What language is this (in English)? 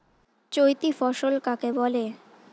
Bangla